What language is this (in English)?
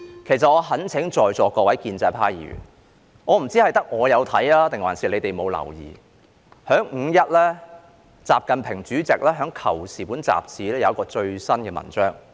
Cantonese